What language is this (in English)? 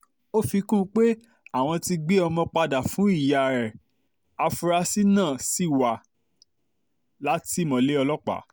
Yoruba